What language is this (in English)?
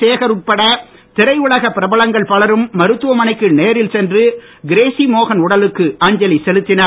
Tamil